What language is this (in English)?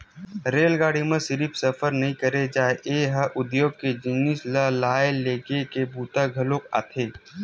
Chhattisgarhi